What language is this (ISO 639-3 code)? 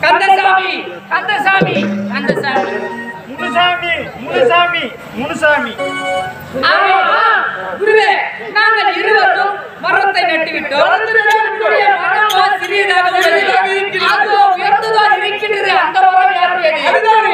ara